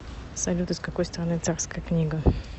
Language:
Russian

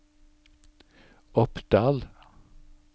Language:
Norwegian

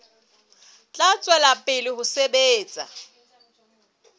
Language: Southern Sotho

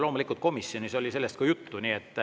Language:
Estonian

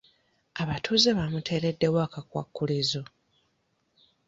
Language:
Ganda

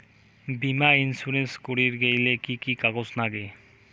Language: Bangla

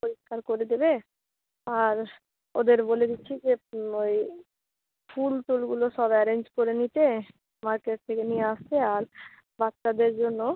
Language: Bangla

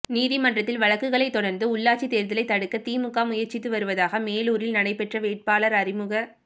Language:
Tamil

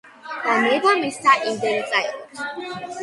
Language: Georgian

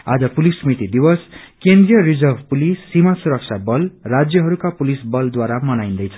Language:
Nepali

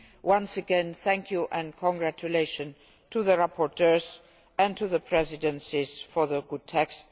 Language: English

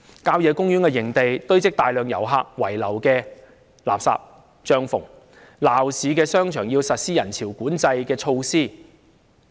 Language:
Cantonese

